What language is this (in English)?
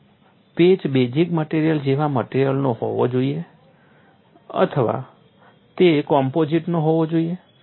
Gujarati